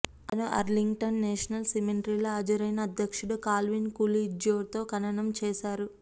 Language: Telugu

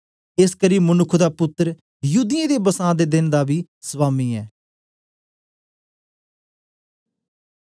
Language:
Dogri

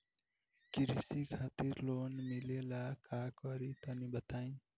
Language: Bhojpuri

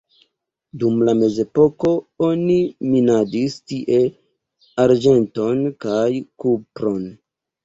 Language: Esperanto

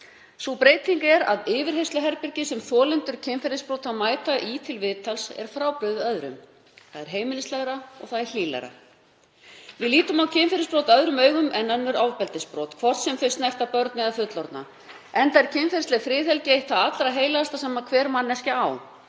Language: Icelandic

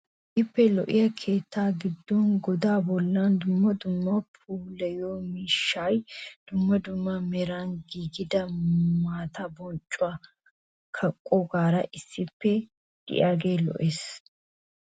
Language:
Wolaytta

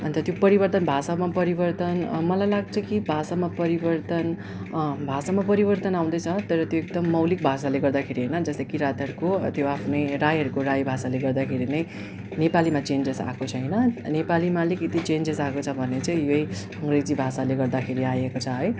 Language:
Nepali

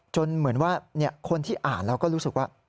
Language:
Thai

